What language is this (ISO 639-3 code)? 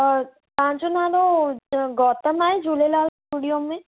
snd